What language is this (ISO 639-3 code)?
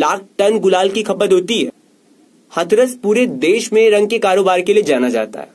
hin